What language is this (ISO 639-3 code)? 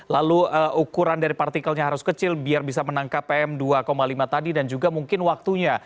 ind